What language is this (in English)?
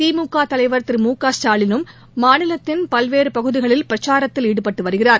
Tamil